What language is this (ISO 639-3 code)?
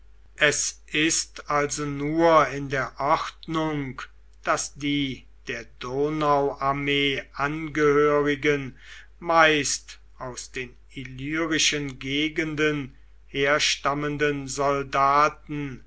deu